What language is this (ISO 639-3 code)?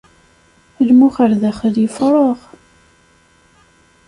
kab